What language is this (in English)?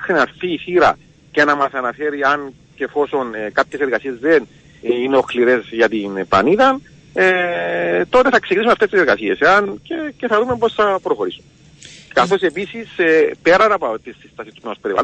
Greek